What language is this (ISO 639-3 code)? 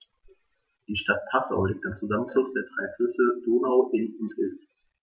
deu